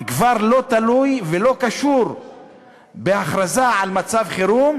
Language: Hebrew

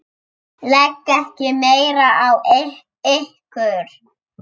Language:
Icelandic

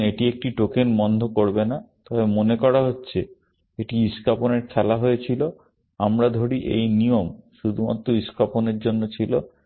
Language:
Bangla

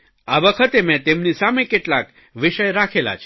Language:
Gujarati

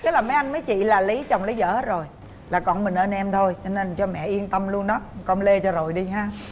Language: Vietnamese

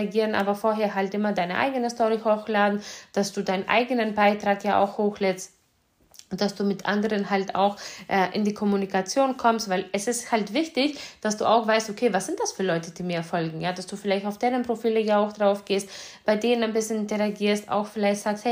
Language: German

